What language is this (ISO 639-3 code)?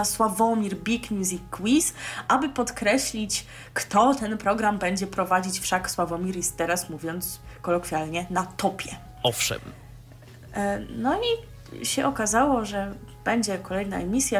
pol